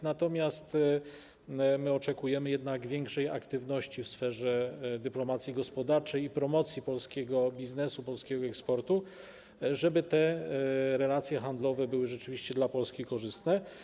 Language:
Polish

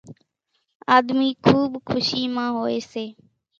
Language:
Kachi Koli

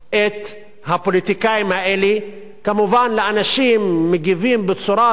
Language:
Hebrew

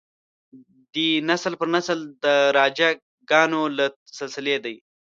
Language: Pashto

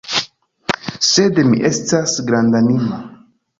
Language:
Esperanto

